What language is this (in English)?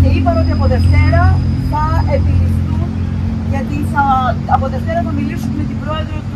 Greek